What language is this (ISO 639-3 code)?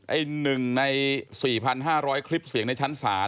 tha